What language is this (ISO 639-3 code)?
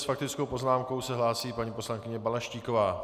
ces